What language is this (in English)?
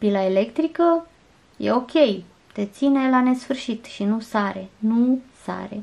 Romanian